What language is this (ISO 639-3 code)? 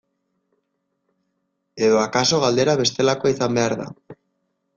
eus